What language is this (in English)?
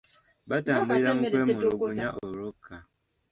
Ganda